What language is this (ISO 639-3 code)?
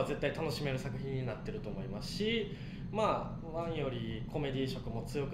jpn